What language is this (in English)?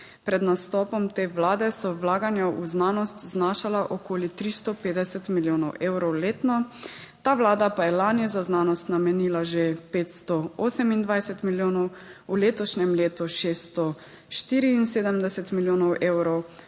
Slovenian